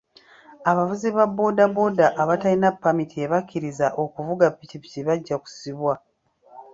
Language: Ganda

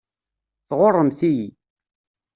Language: Kabyle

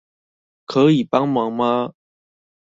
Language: Chinese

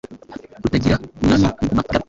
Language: Kinyarwanda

